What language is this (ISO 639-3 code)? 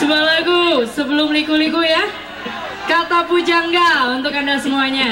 ind